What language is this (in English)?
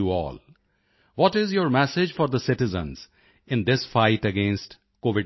Punjabi